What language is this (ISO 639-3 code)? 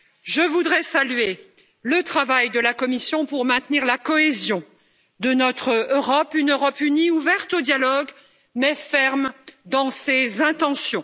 fra